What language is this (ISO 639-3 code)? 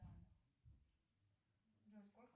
rus